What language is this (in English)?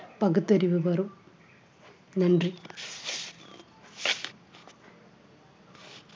Tamil